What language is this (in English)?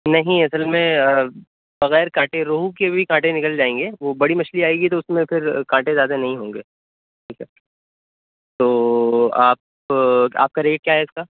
Urdu